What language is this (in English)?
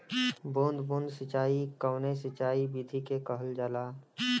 Bhojpuri